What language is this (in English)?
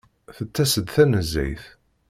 Kabyle